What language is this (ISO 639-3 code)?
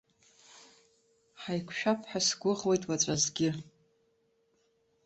abk